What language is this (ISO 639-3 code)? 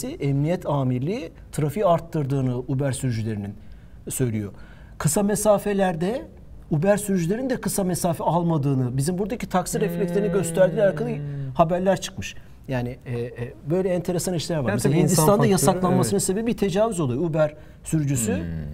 tur